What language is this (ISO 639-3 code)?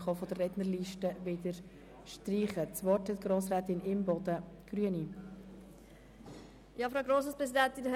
gsw